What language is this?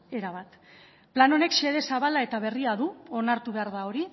Basque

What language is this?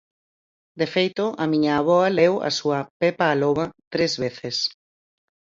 Galician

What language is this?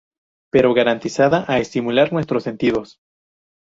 Spanish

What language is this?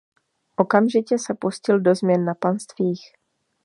Czech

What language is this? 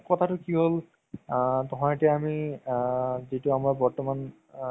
Assamese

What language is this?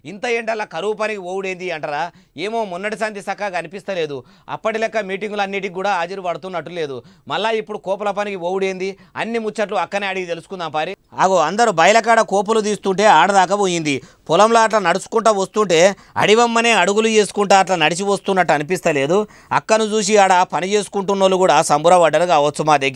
Telugu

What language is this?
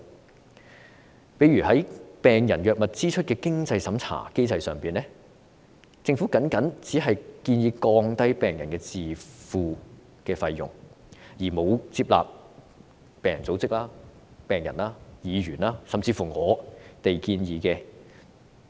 Cantonese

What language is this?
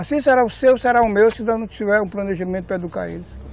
Portuguese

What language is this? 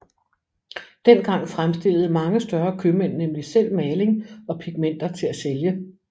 Danish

